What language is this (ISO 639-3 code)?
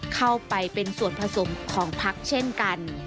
tha